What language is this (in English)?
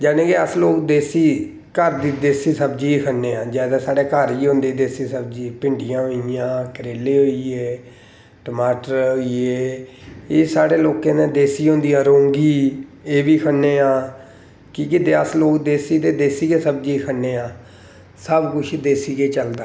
Dogri